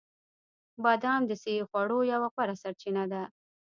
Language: Pashto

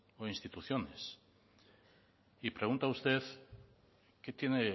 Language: Spanish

